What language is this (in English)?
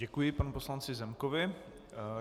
Czech